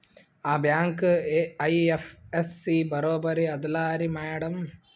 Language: Kannada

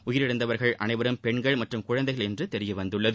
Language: Tamil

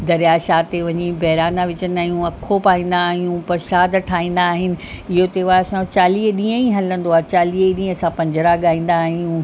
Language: Sindhi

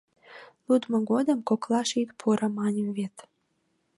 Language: Mari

